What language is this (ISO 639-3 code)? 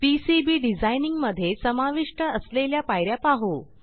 mar